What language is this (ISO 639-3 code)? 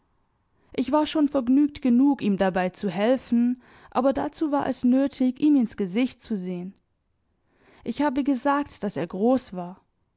deu